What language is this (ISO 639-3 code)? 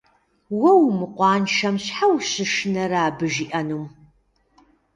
kbd